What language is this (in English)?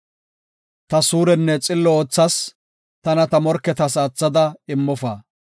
Gofa